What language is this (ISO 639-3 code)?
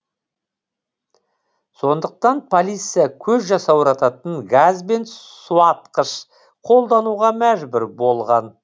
kaz